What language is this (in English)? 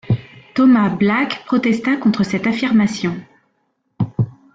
French